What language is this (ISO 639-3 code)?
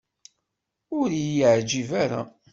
kab